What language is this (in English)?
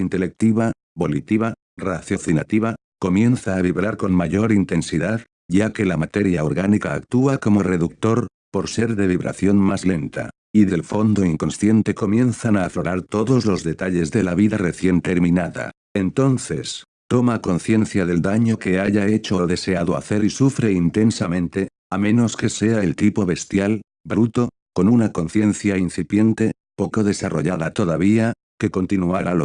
Spanish